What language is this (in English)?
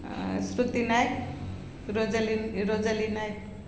Odia